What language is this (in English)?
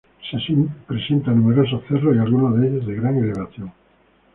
Spanish